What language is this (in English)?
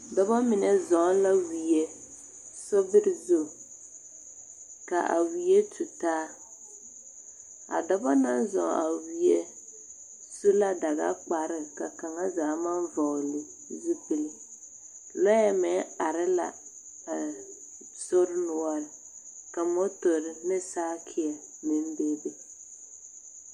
Southern Dagaare